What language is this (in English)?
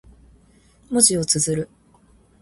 Japanese